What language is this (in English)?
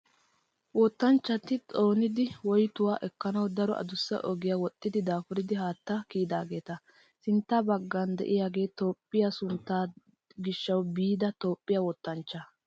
Wolaytta